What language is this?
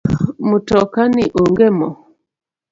Luo (Kenya and Tanzania)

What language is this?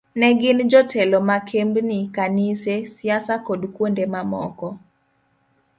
Luo (Kenya and Tanzania)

